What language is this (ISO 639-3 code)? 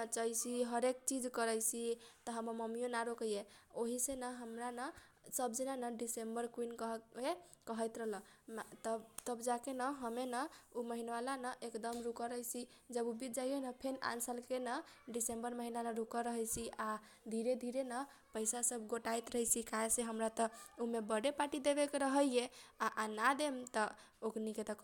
thq